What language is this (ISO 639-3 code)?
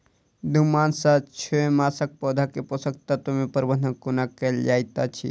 mai